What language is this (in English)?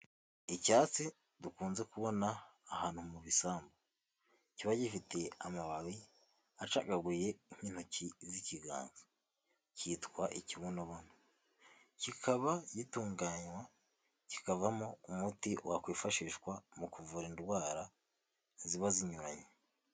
Kinyarwanda